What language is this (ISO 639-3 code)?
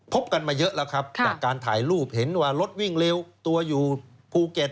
tha